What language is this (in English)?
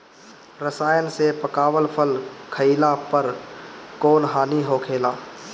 Bhojpuri